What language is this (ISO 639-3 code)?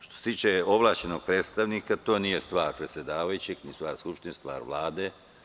srp